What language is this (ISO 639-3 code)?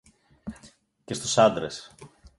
ell